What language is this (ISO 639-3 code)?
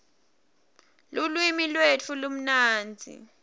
ssw